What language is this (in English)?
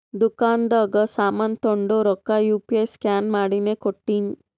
Kannada